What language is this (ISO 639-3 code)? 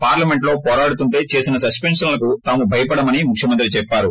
tel